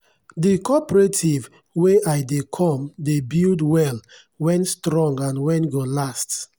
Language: Nigerian Pidgin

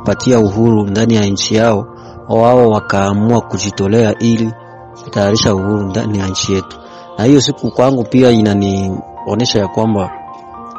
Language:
Swahili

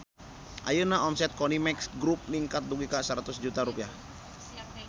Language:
Sundanese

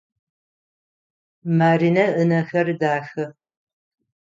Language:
Adyghe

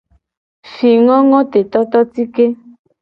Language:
Gen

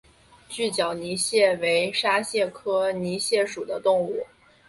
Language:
Chinese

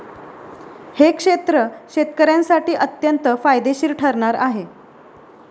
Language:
Marathi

